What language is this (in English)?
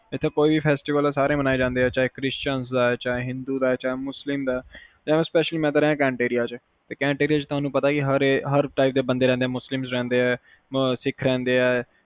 Punjabi